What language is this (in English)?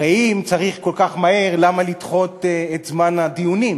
Hebrew